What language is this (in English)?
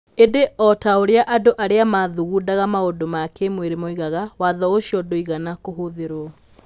Kikuyu